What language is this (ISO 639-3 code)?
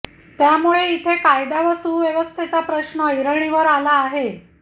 mar